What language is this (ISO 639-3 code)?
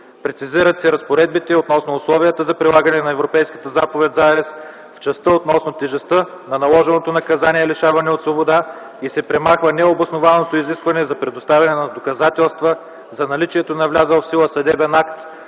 bul